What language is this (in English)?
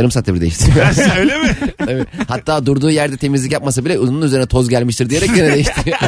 Turkish